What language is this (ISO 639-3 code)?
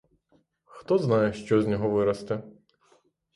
ukr